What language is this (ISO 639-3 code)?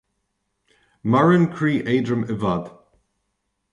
gle